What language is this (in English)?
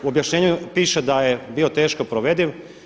Croatian